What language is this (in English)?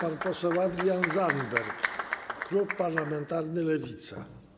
Polish